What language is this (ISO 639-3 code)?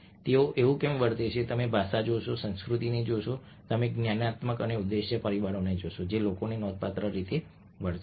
guj